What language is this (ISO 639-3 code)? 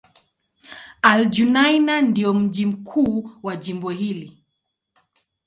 swa